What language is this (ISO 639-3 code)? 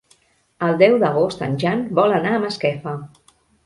cat